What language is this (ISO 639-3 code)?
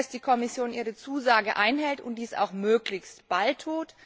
deu